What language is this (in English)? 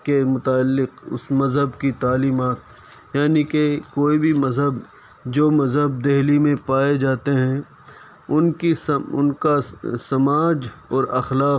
Urdu